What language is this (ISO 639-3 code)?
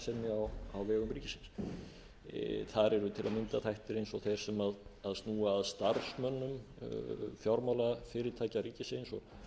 isl